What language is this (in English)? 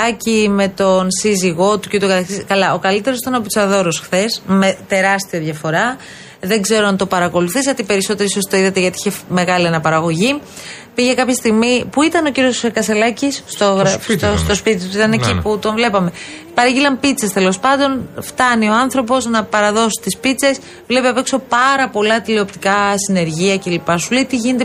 Greek